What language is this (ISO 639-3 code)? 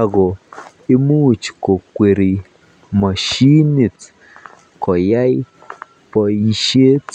kln